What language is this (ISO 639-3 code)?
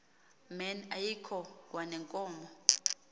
xho